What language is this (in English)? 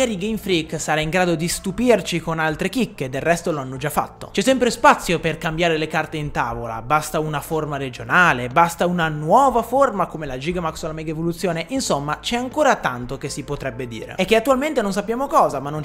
Italian